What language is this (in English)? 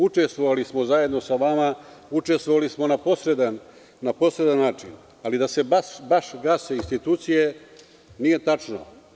Serbian